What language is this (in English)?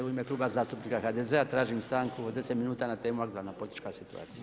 Croatian